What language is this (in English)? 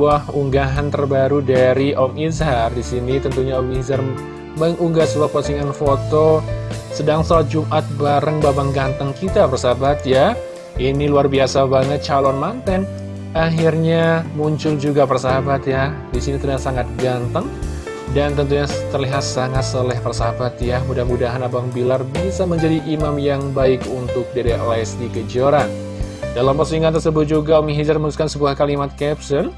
Indonesian